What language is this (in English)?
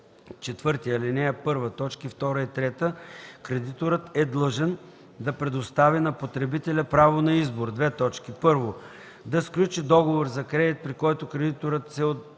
Bulgarian